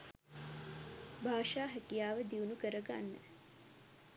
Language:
Sinhala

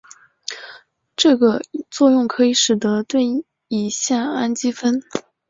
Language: Chinese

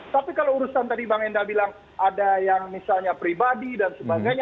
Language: Indonesian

